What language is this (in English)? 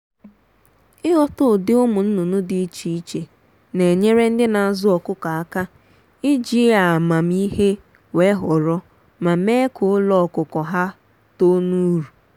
Igbo